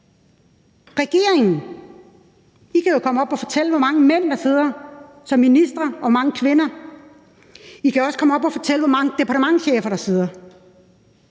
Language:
Danish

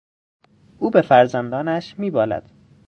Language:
Persian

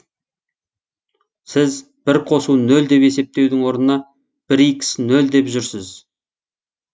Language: Kazakh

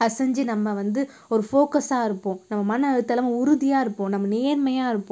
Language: Tamil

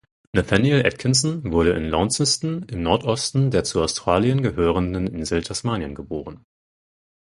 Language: German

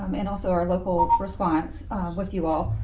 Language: English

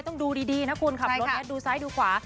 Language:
Thai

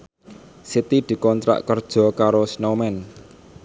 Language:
Javanese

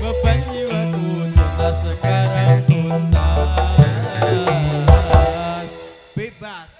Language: Indonesian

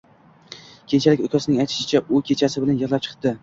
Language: Uzbek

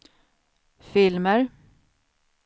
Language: Swedish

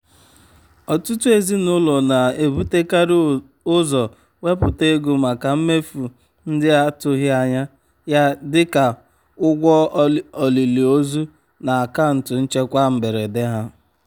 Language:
Igbo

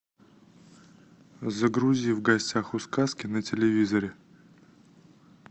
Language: Russian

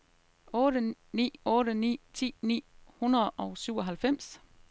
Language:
Danish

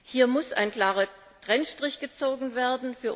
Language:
German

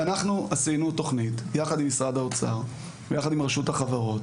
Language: Hebrew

